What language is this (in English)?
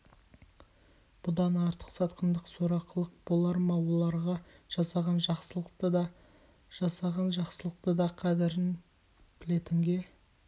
Kazakh